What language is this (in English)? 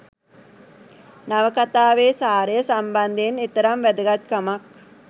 Sinhala